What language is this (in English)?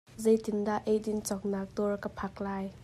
Hakha Chin